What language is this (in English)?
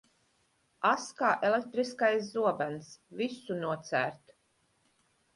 Latvian